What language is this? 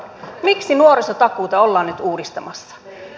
Finnish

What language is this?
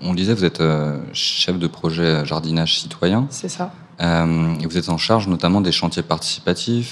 French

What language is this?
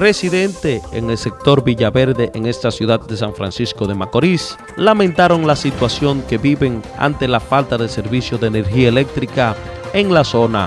Spanish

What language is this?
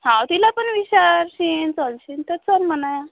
Marathi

